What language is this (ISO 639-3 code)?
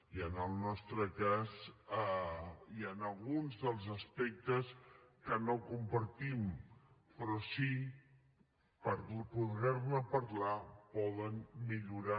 cat